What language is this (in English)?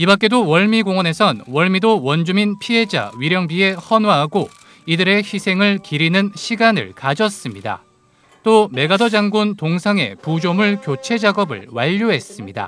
Korean